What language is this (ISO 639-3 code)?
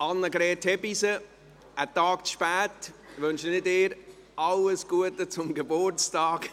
gsw